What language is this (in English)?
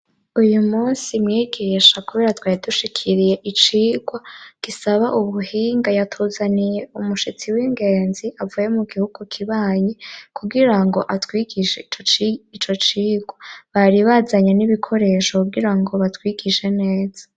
Rundi